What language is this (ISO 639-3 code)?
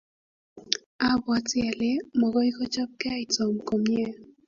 kln